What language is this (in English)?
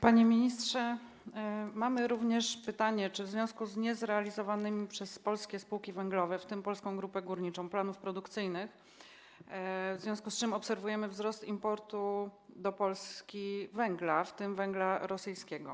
Polish